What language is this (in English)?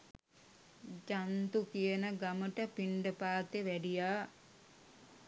Sinhala